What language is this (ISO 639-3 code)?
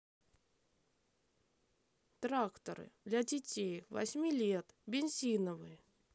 rus